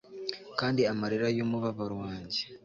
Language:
Kinyarwanda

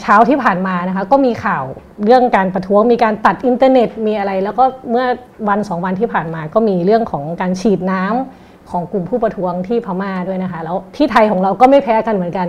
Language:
Thai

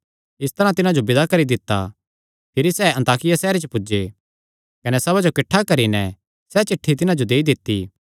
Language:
Kangri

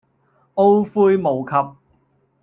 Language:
Cantonese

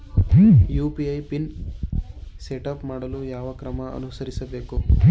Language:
Kannada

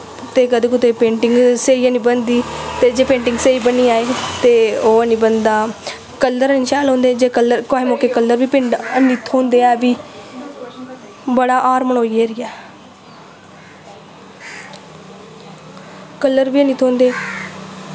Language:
Dogri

